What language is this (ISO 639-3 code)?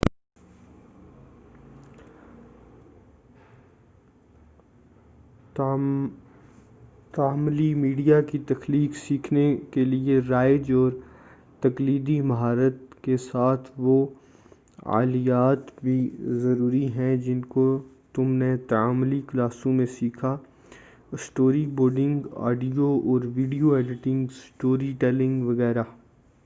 urd